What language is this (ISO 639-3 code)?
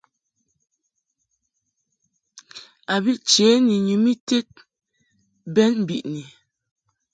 mhk